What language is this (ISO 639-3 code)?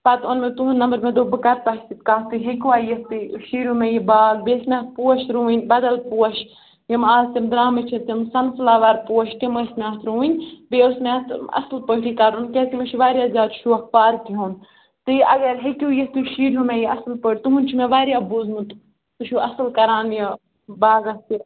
kas